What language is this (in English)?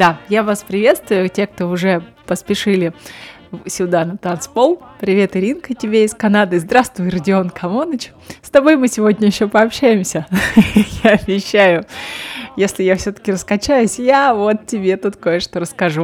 Russian